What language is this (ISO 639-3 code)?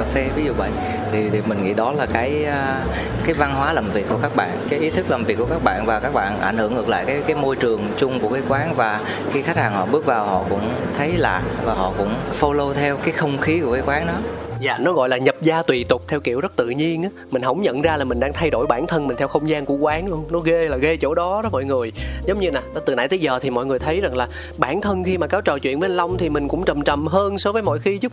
vie